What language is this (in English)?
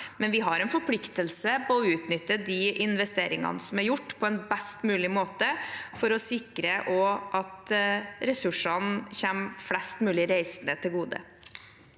Norwegian